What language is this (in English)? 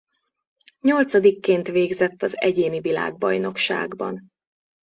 Hungarian